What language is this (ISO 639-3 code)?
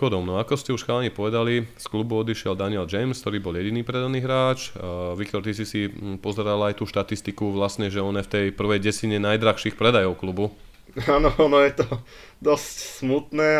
slk